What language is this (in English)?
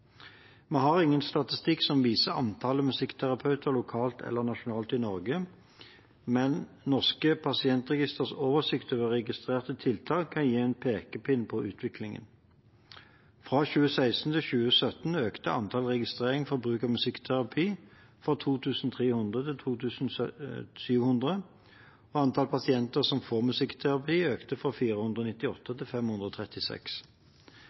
Norwegian Bokmål